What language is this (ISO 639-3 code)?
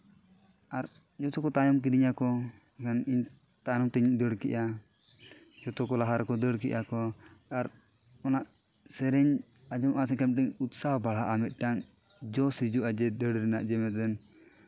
sat